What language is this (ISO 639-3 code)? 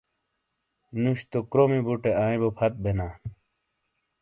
scl